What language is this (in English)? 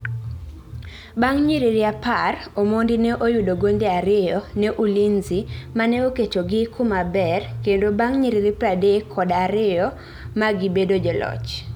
Luo (Kenya and Tanzania)